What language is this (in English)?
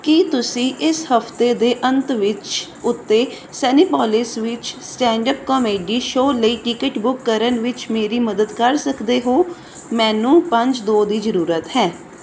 Punjabi